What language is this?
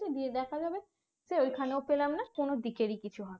Bangla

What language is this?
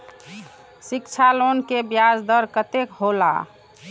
Maithili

